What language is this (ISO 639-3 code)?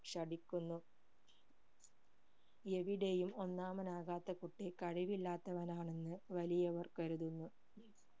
mal